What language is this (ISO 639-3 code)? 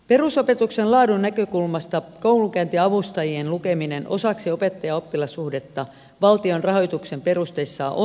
fin